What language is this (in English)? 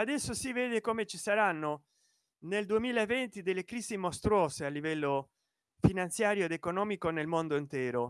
Italian